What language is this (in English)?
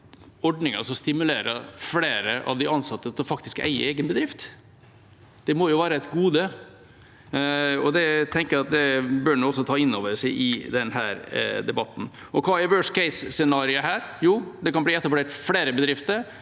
Norwegian